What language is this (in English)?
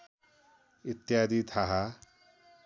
Nepali